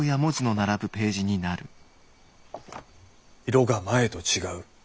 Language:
Japanese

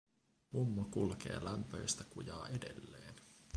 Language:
Finnish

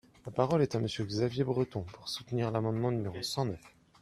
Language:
French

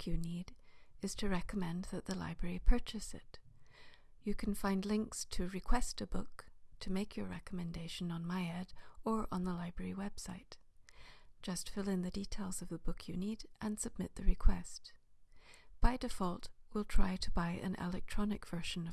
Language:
English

